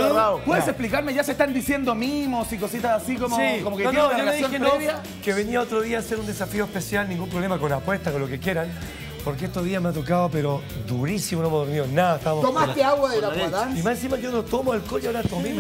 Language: Spanish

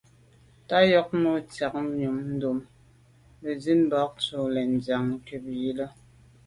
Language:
Medumba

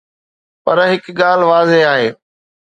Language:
Sindhi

